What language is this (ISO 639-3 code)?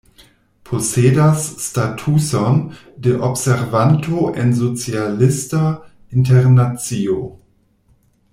epo